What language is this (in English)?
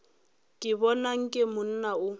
Northern Sotho